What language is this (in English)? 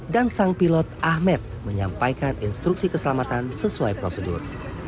Indonesian